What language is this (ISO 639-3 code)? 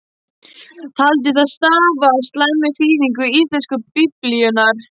isl